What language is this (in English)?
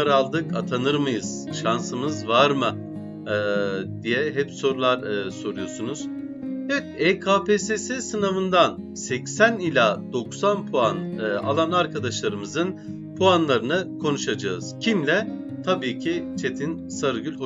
Turkish